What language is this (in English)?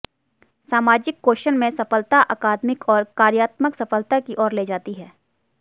Hindi